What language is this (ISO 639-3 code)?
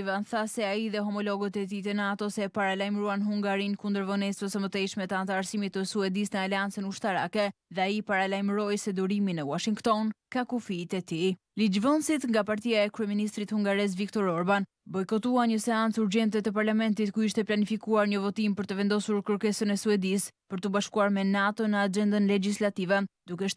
ron